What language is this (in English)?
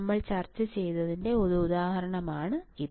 Malayalam